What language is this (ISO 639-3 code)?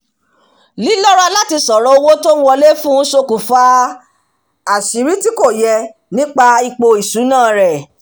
yor